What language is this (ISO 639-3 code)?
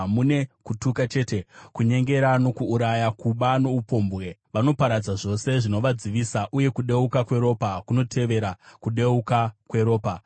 sna